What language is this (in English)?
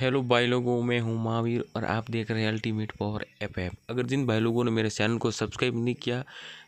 Hindi